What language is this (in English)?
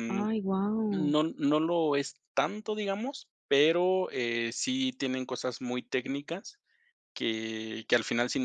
Spanish